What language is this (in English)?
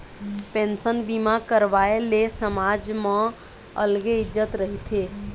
Chhattisgarhi